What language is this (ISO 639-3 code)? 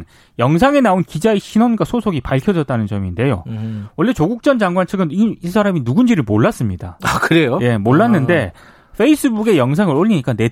kor